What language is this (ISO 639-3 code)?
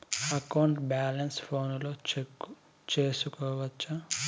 tel